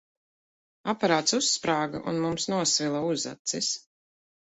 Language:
Latvian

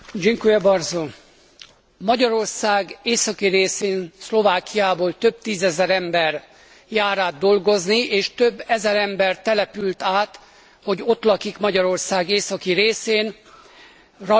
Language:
Hungarian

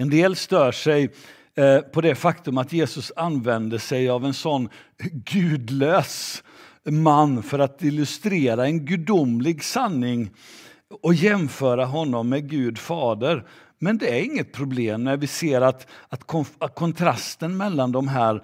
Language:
Swedish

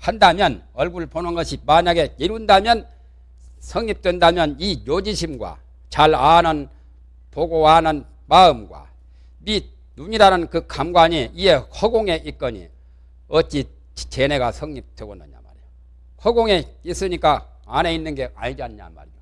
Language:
Korean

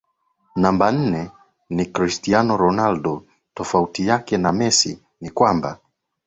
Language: Swahili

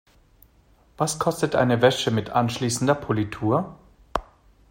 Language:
German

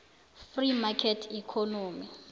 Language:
South Ndebele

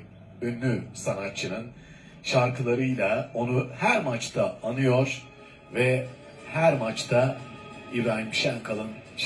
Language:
Turkish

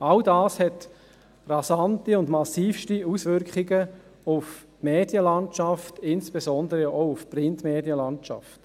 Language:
Swiss German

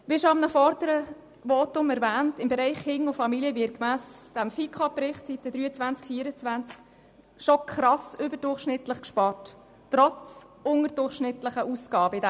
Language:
Swiss German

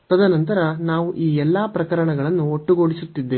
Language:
Kannada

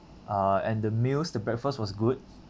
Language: English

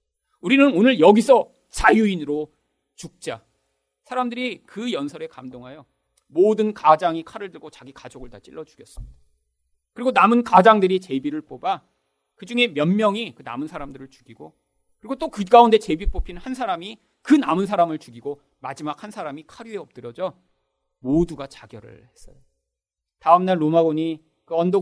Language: Korean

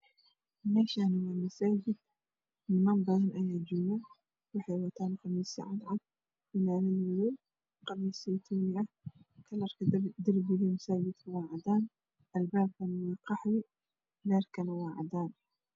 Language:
Somali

